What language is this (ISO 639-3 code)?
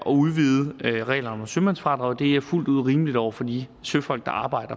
dan